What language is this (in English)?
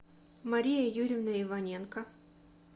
Russian